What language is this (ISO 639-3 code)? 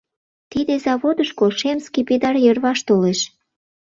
chm